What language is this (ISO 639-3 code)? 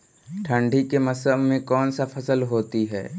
mag